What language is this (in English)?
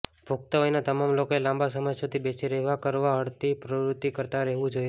Gujarati